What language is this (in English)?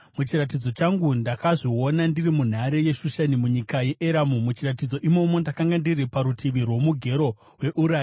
Shona